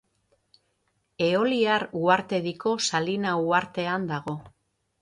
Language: Basque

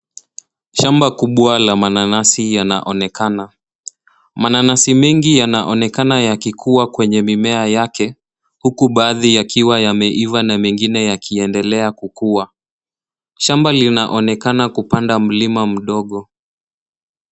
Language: Swahili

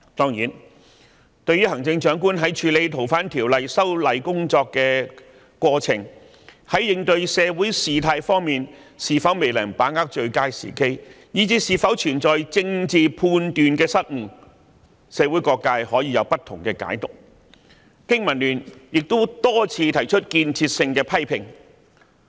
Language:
Cantonese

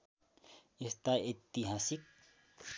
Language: Nepali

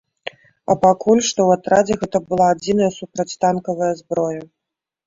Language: Belarusian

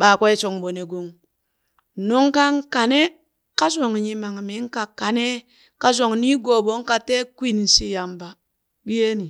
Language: Burak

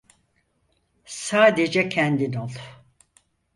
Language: Turkish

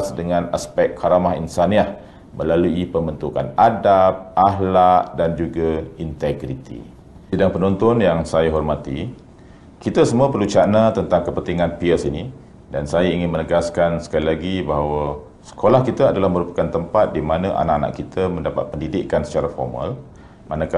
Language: Malay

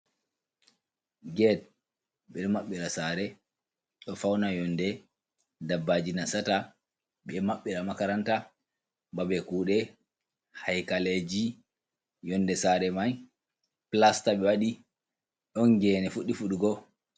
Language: Fula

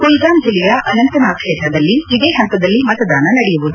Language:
Kannada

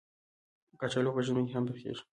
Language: Pashto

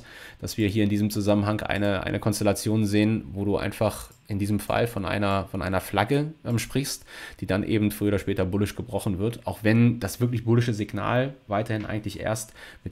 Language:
German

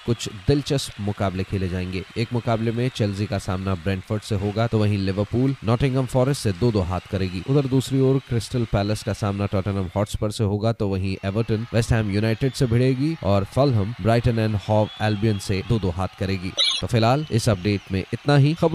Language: Hindi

